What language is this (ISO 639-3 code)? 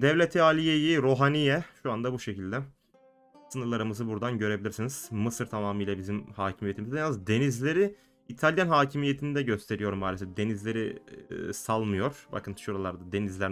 tur